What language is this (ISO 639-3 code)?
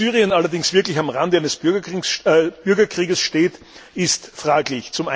deu